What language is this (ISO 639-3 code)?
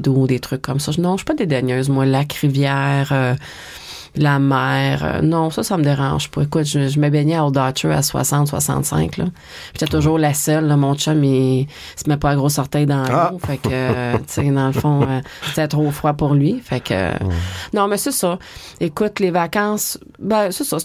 fra